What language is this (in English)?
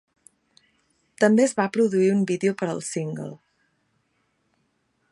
Catalan